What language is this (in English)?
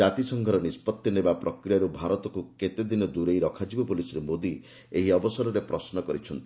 Odia